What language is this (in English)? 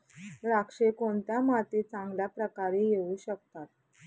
Marathi